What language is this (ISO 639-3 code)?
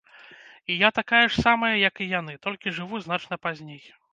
bel